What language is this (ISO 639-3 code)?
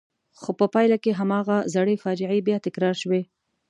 pus